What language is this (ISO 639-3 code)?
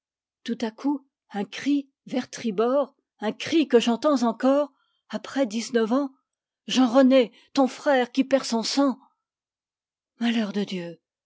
fra